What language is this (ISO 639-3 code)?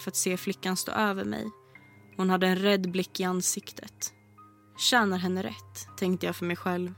swe